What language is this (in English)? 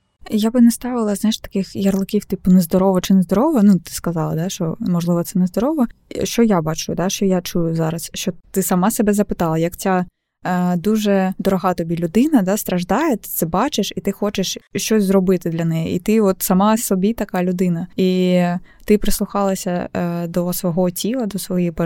Ukrainian